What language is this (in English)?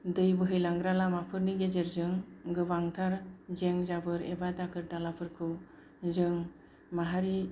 Bodo